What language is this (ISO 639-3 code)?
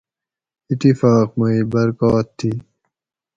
gwc